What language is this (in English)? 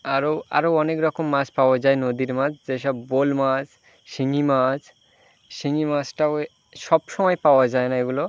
Bangla